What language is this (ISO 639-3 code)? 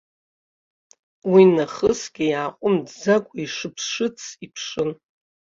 abk